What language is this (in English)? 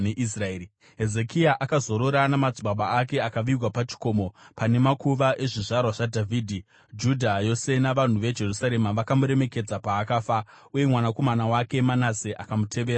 Shona